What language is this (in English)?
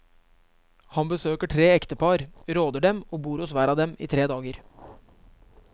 Norwegian